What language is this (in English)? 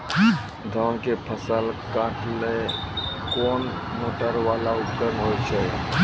Maithili